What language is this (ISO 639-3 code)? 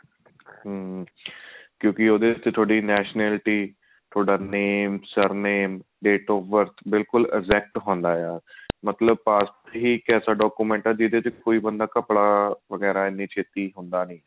pan